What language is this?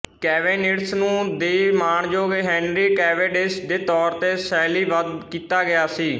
Punjabi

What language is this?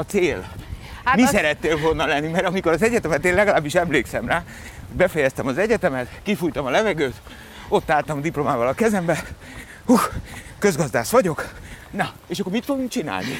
Hungarian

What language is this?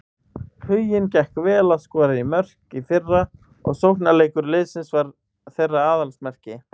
Icelandic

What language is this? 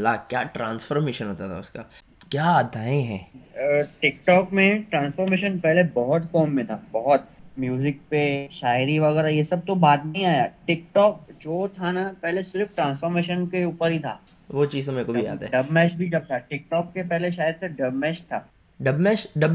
Hindi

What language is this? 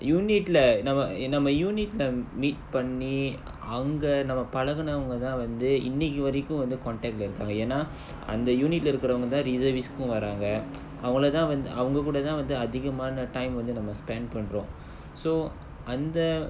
English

